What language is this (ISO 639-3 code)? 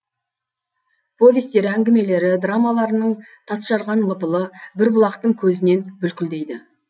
kaz